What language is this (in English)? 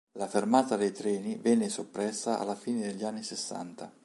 Italian